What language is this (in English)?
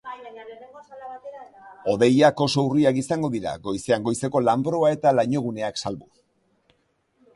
Basque